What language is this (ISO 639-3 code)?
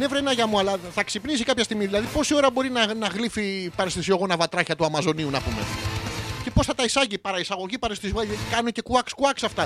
ell